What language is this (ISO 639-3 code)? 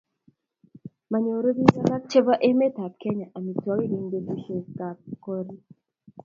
kln